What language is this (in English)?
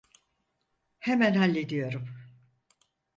Turkish